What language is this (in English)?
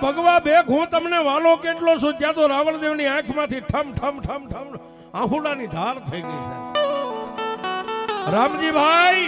Arabic